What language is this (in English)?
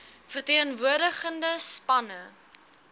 Afrikaans